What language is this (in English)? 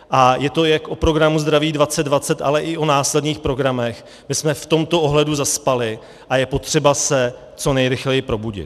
Czech